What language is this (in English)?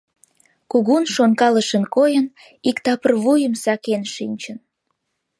Mari